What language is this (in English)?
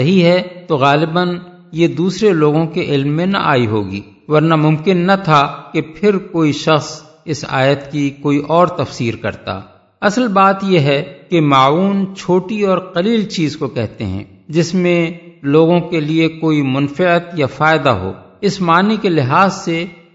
Urdu